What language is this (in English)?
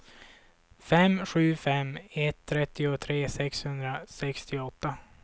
Swedish